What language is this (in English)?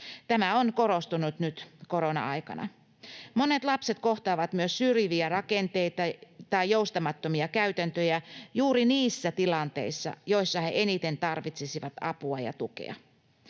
Finnish